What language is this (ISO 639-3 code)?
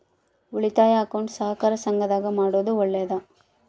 kan